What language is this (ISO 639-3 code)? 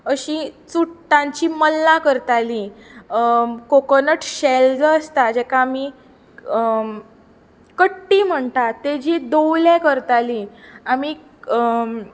kok